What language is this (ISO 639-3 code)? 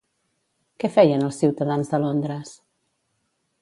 cat